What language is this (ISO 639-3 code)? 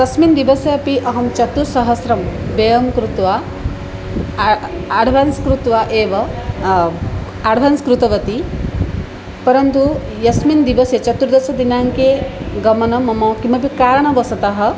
san